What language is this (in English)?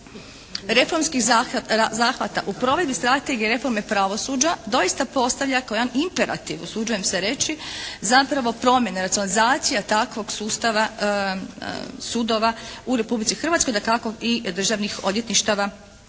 Croatian